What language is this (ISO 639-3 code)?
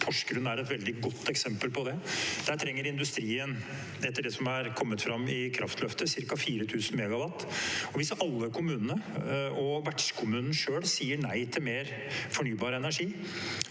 nor